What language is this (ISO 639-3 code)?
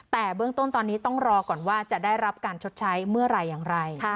tha